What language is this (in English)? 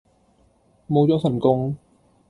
Cantonese